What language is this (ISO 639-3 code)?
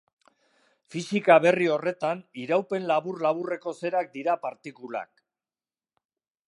eus